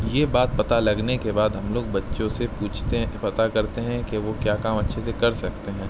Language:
Urdu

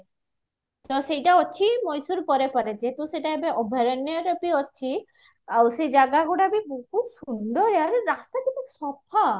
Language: Odia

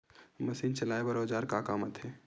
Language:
Chhattisgarhi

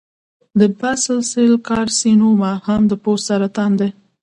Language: Pashto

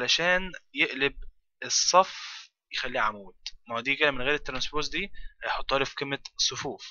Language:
Arabic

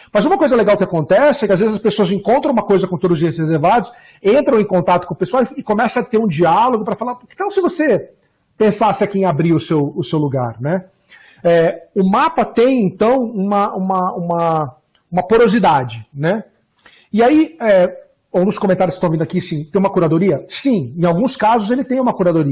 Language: Portuguese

